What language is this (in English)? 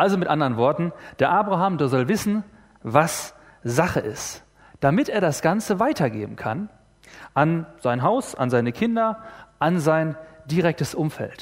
German